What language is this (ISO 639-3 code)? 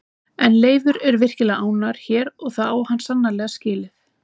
isl